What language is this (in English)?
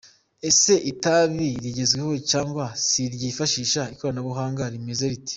Kinyarwanda